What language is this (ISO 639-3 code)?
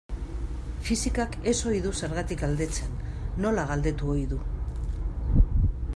eus